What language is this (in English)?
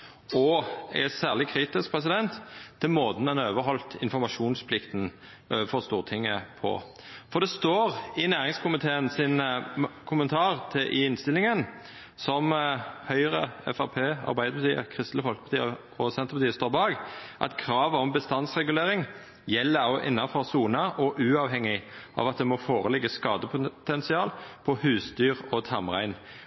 Norwegian Nynorsk